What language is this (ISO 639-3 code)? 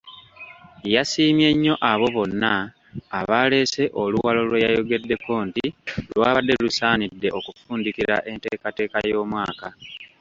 lug